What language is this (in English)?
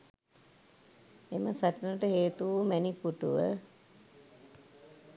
Sinhala